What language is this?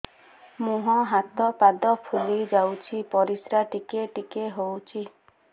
Odia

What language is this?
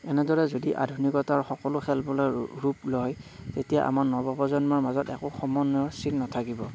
Assamese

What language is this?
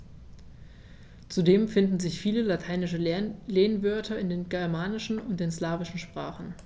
German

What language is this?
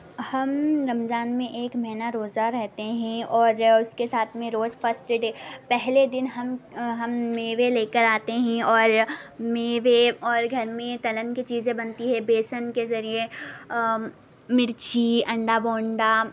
Urdu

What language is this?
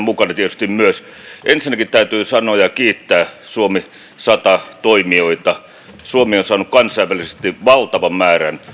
Finnish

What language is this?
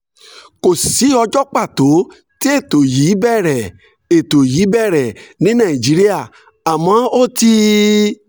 Yoruba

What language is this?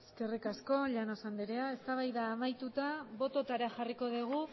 Basque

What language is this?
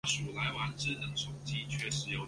Chinese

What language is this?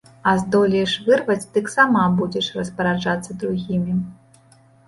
Belarusian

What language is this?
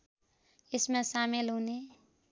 Nepali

